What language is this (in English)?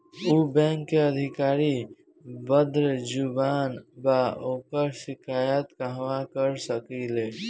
Bhojpuri